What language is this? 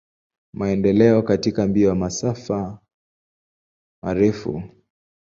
Swahili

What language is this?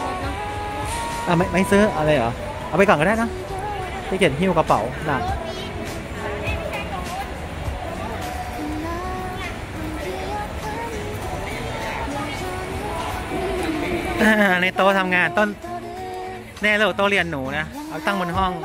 Thai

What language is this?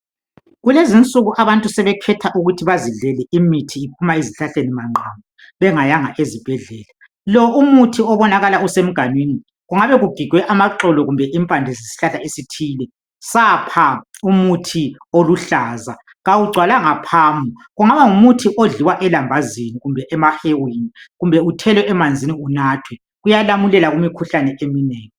North Ndebele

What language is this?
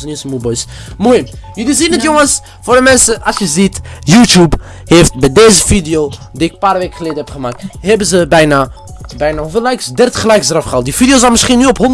Dutch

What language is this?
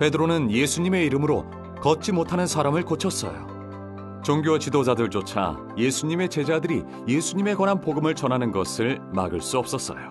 Korean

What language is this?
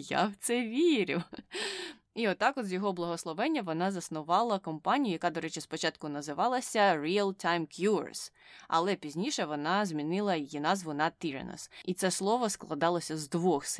Ukrainian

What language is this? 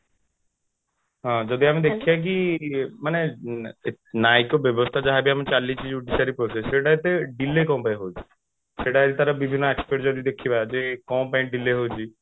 Odia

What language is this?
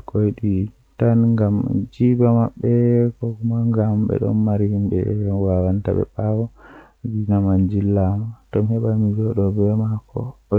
Western Niger Fulfulde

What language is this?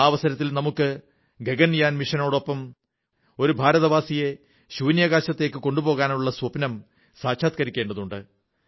Malayalam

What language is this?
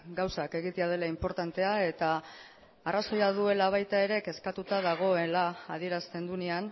Basque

